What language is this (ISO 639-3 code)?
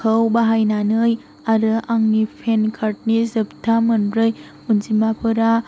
brx